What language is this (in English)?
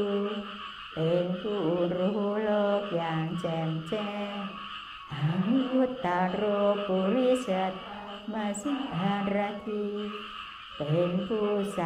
Thai